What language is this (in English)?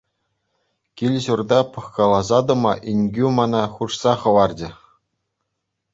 Chuvash